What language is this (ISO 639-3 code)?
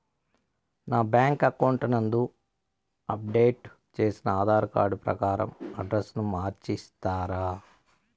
tel